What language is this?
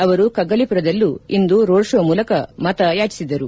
Kannada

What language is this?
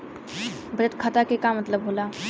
Bhojpuri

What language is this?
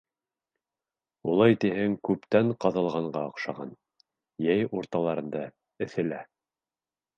Bashkir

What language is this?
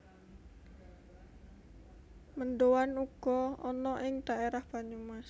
Javanese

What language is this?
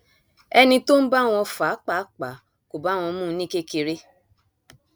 Yoruba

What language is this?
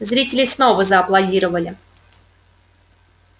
Russian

